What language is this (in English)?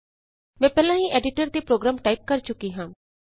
Punjabi